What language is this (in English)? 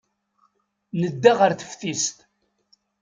Kabyle